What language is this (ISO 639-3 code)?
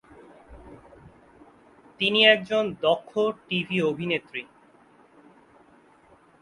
ben